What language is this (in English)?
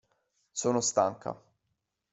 Italian